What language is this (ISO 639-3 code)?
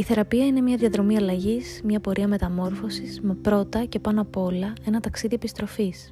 ell